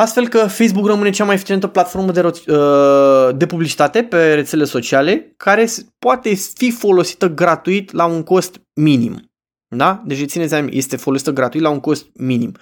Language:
Romanian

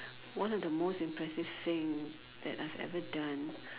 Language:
English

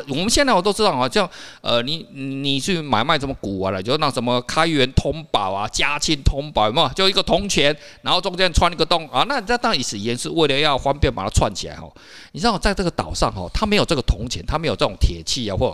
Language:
Chinese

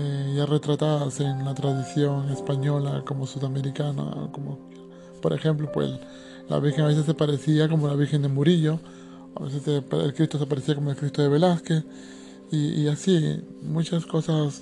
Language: Spanish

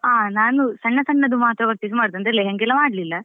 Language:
Kannada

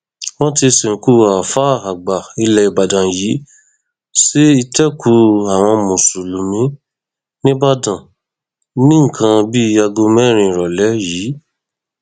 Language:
Yoruba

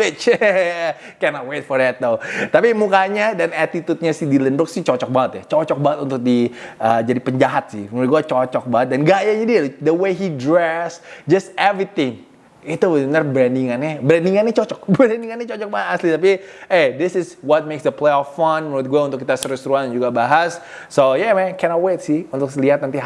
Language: Indonesian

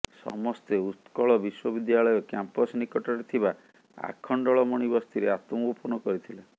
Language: Odia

